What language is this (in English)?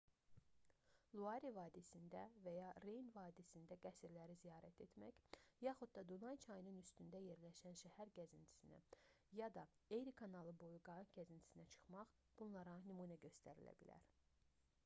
Azerbaijani